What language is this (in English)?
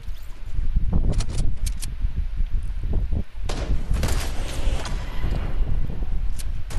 Spanish